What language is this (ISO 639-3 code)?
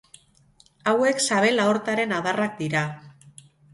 eus